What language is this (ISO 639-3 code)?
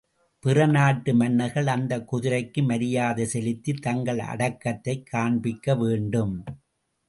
tam